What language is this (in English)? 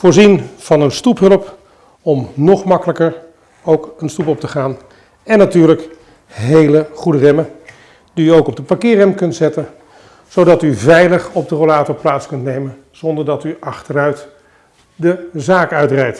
Dutch